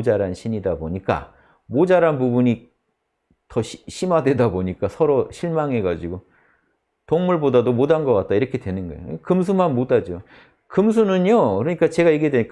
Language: Korean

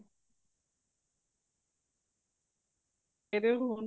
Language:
Punjabi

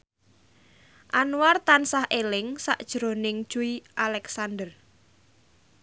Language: Javanese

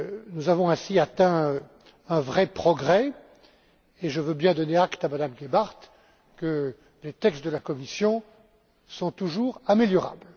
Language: French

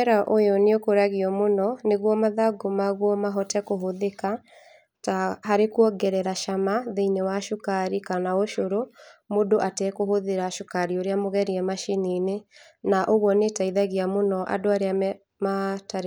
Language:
Kikuyu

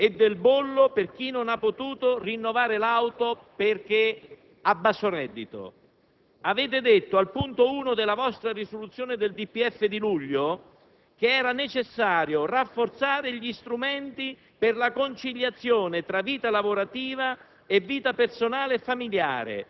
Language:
Italian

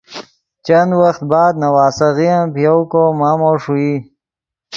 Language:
Yidgha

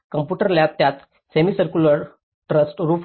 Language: Marathi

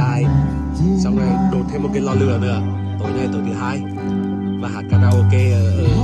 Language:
Vietnamese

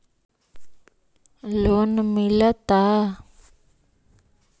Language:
Magahi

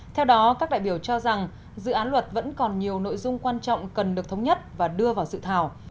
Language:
Vietnamese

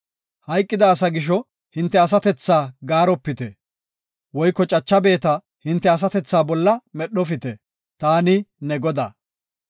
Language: Gofa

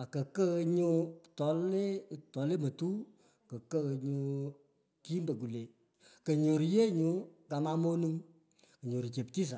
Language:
Pökoot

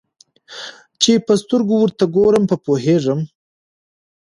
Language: Pashto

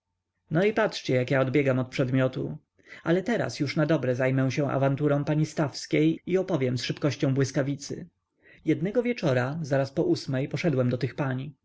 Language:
Polish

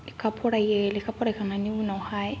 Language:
Bodo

